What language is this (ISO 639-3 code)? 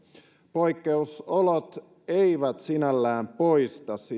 fin